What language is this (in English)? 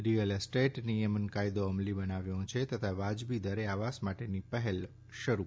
Gujarati